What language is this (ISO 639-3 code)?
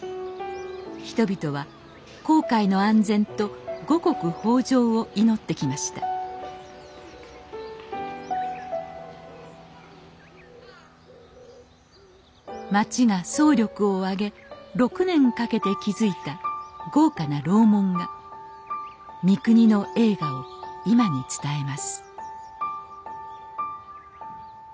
jpn